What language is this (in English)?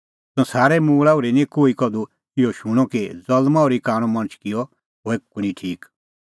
Kullu Pahari